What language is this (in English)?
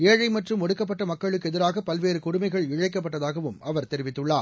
Tamil